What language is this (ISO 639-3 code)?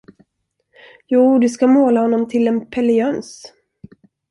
swe